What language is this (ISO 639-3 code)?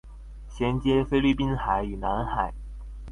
zho